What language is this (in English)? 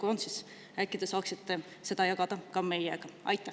Estonian